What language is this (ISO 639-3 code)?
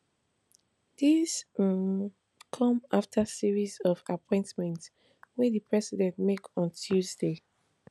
pcm